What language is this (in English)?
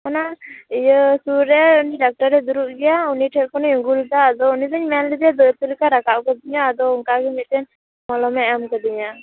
Santali